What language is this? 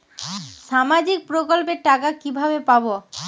Bangla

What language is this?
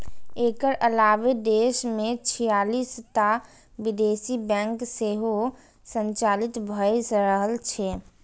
Maithili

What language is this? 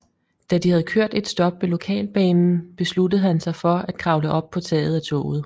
Danish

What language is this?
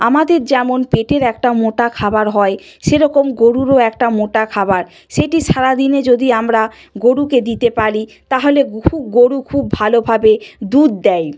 Bangla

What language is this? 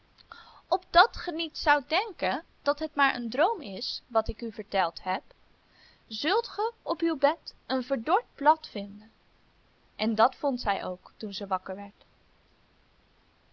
Dutch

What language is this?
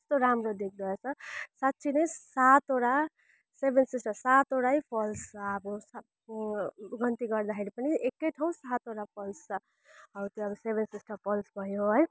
Nepali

